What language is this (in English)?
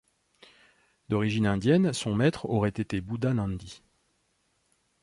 French